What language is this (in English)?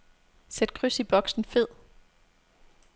Danish